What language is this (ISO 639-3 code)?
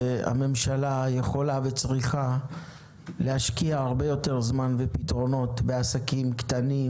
heb